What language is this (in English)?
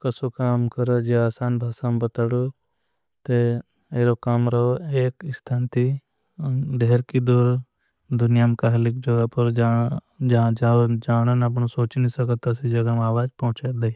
Bhili